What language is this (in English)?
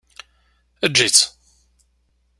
Kabyle